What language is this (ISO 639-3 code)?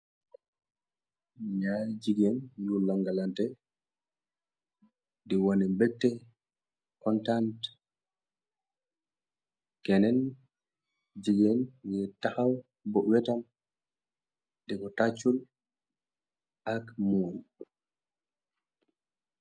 wol